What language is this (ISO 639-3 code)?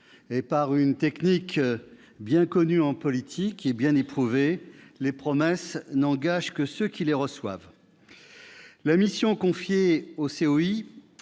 fra